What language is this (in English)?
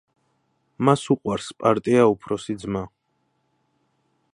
Georgian